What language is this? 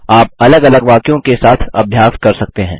Hindi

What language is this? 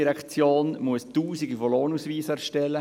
Swiss German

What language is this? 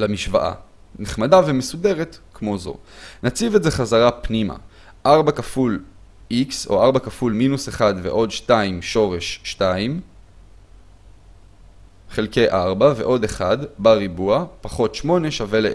Hebrew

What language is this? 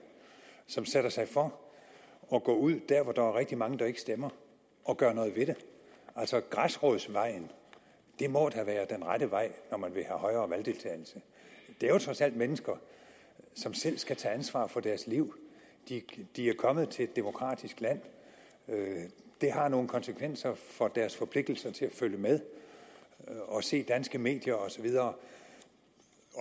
Danish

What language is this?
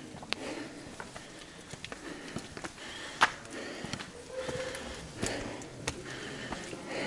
Portuguese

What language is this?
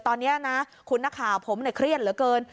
Thai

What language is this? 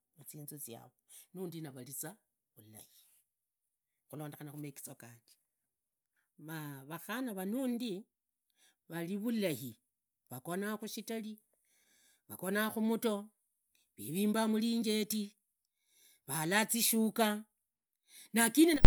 Idakho-Isukha-Tiriki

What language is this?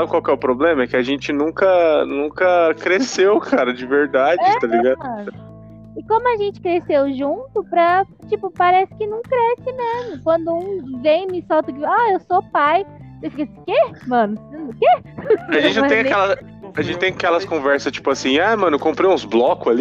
Portuguese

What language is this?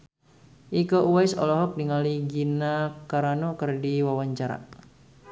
Sundanese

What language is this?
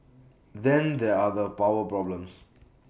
English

